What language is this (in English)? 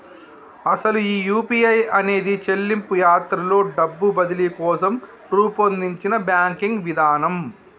Telugu